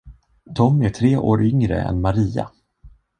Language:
Swedish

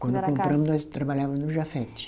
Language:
Portuguese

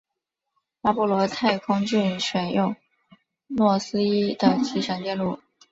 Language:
Chinese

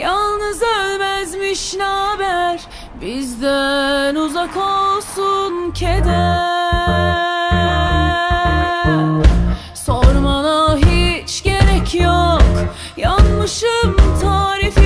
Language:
Turkish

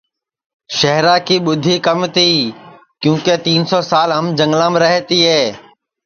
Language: Sansi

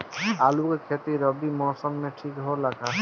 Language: Bhojpuri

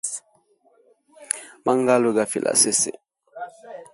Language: Hemba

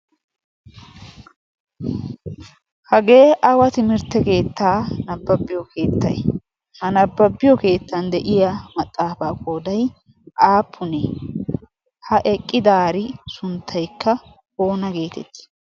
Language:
Wolaytta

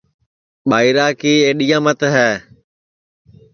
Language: Sansi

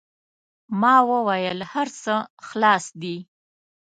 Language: Pashto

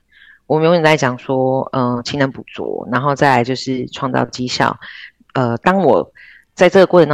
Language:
Chinese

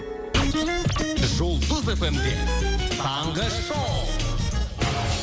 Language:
Kazakh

